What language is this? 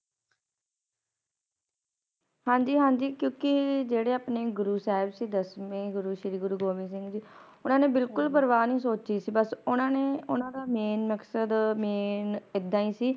Punjabi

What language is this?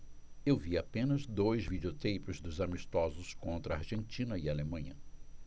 Portuguese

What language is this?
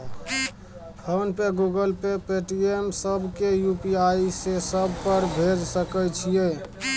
Maithili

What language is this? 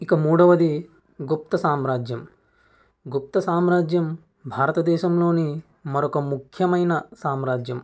Telugu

